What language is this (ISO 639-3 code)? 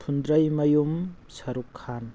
mni